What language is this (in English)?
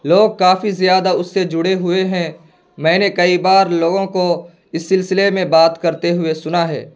Urdu